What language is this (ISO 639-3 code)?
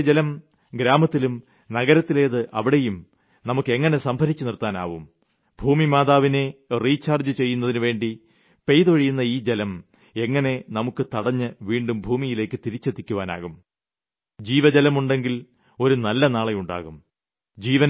mal